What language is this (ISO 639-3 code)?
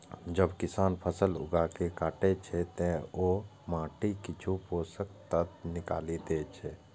mai